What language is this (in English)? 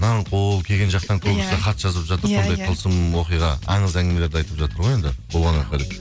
Kazakh